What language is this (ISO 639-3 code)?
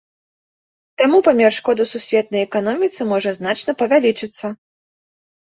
bel